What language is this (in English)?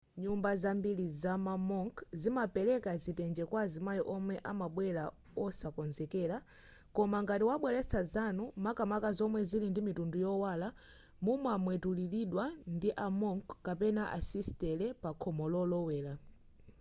Nyanja